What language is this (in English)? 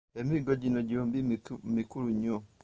Ganda